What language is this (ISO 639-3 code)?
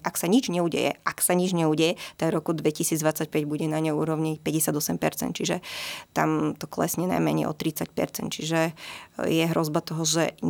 slk